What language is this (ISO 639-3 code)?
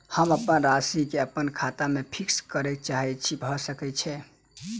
mai